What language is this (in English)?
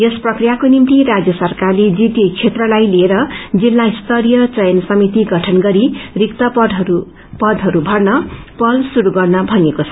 Nepali